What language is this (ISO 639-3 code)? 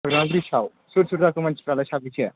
brx